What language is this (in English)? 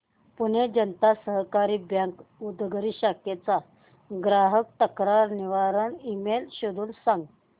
Marathi